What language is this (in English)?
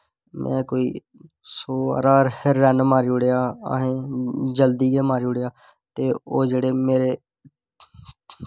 Dogri